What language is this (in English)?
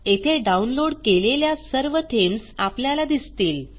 Marathi